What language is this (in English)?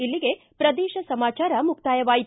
Kannada